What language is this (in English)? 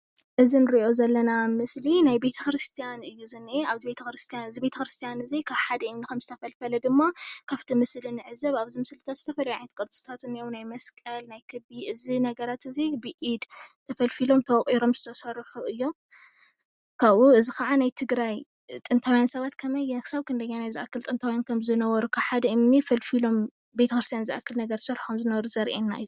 Tigrinya